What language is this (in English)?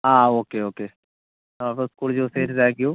Malayalam